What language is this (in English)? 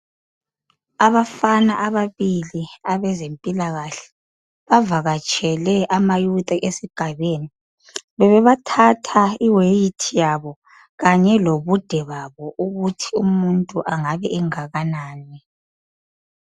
North Ndebele